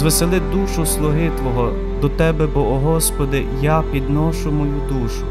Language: Ukrainian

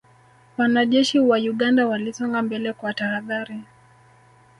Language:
Swahili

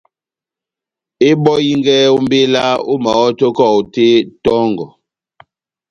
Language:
Batanga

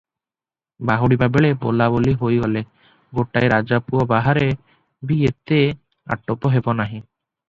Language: Odia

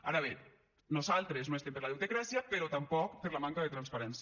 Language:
Catalan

